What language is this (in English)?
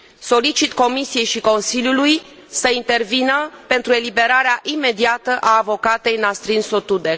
Romanian